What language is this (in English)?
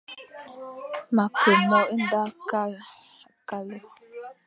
Fang